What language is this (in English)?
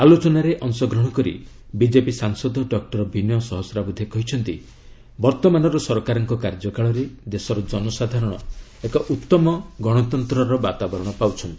Odia